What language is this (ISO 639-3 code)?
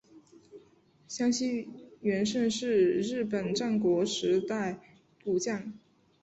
zho